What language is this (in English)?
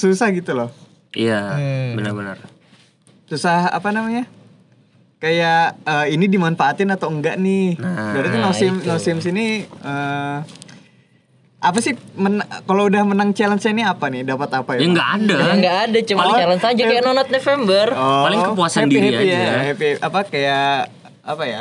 Indonesian